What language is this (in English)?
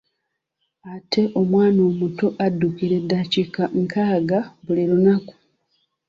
Ganda